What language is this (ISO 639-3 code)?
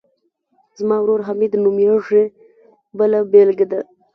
pus